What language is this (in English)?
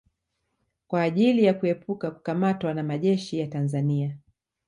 Swahili